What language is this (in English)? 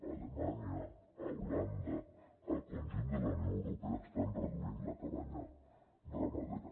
Catalan